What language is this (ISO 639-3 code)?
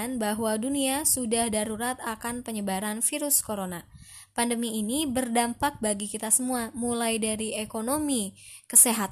ind